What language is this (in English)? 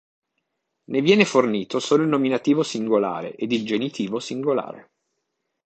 Italian